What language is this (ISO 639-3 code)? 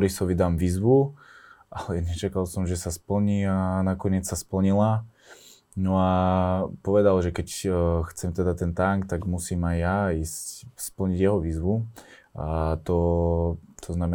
slk